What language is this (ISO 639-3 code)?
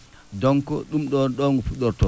ful